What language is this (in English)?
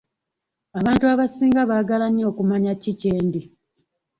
Ganda